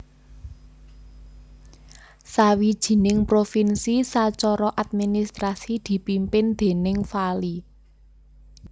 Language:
Javanese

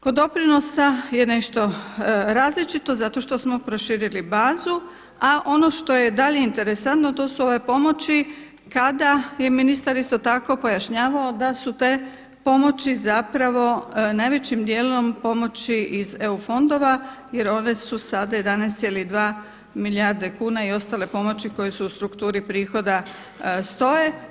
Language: Croatian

